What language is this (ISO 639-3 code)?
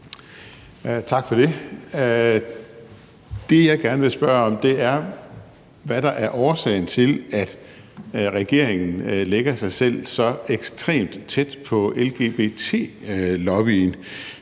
dan